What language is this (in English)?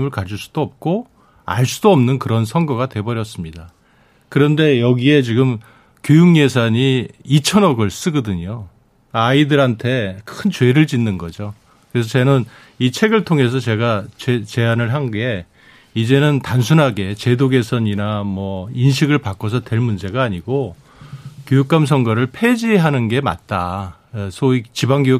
Korean